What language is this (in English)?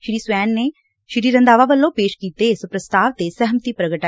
Punjabi